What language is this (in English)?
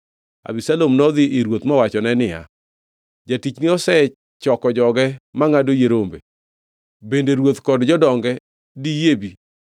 Luo (Kenya and Tanzania)